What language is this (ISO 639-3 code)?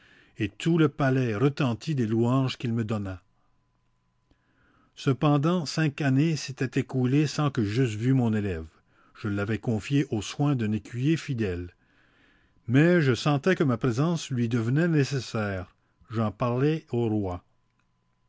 fra